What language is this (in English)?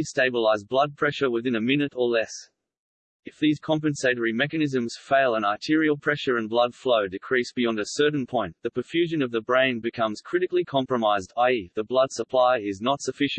English